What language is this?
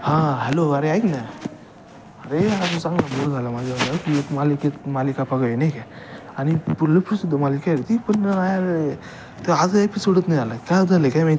Marathi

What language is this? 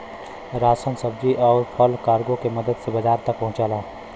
Bhojpuri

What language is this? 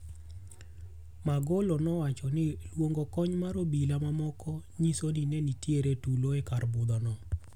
Luo (Kenya and Tanzania)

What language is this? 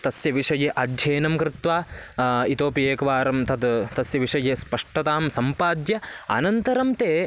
Sanskrit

